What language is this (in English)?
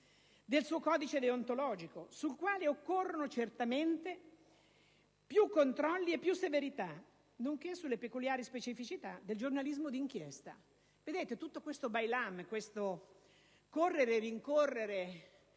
Italian